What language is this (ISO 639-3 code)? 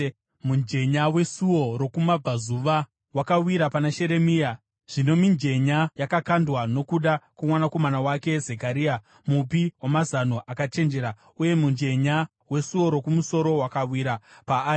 sna